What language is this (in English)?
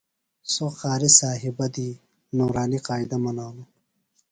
Phalura